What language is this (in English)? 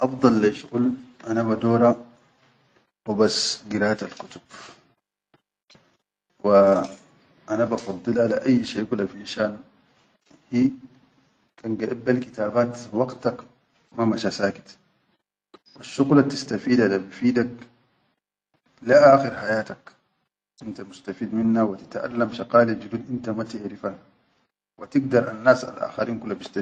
Chadian Arabic